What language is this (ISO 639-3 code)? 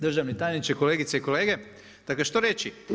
hrv